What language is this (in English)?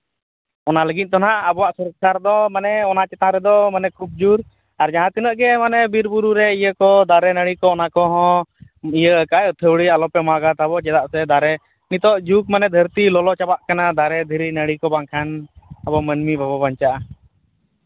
Santali